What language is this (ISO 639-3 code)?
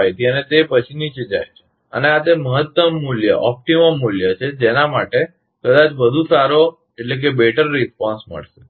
guj